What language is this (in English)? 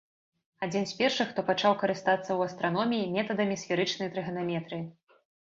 Belarusian